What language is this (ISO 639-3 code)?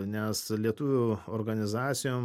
lit